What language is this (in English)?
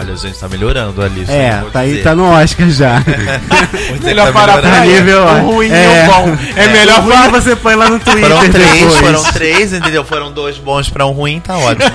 Portuguese